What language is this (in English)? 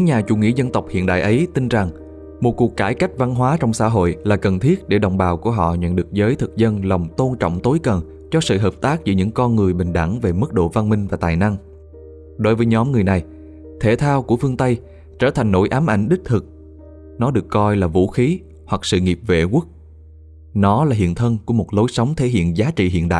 Vietnamese